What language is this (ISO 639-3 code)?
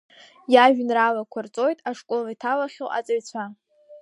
abk